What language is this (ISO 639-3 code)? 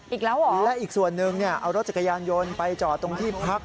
tha